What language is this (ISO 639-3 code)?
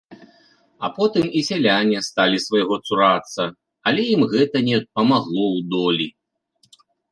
bel